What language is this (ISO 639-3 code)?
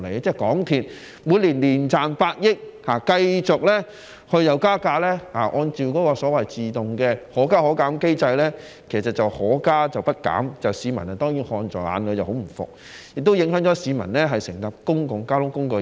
yue